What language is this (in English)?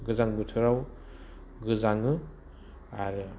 Bodo